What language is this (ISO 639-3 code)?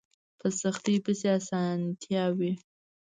pus